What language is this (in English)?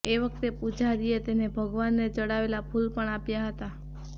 Gujarati